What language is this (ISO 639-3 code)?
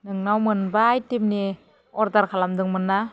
brx